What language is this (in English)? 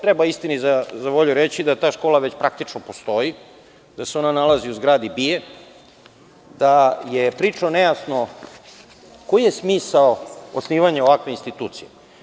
Serbian